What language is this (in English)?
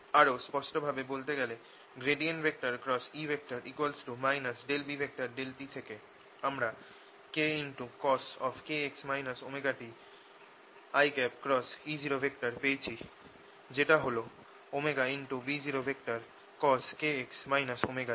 Bangla